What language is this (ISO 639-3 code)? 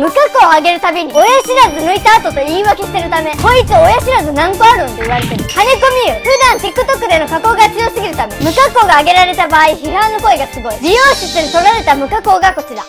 jpn